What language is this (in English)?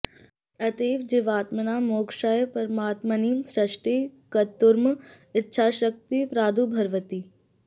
Sanskrit